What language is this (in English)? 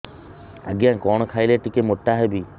Odia